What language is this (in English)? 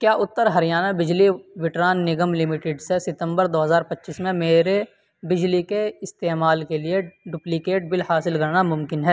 Urdu